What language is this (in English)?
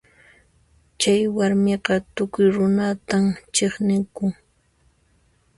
Puno Quechua